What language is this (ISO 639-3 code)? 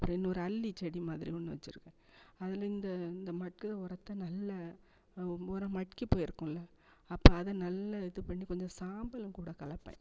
tam